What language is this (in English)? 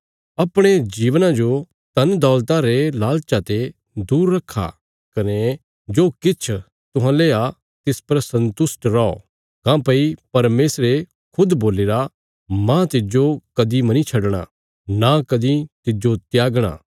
Bilaspuri